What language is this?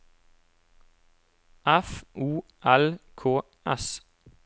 Norwegian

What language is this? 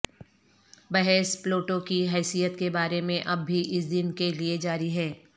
Urdu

